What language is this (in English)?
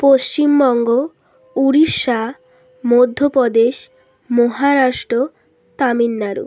Bangla